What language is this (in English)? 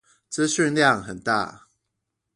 Chinese